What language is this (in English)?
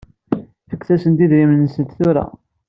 Kabyle